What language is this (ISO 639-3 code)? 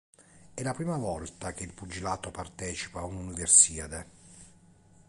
ita